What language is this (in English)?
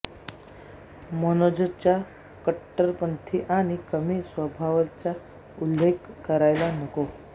Marathi